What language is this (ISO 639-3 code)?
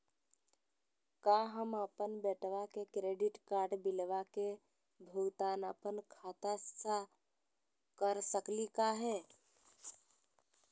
mag